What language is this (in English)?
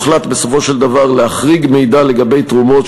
Hebrew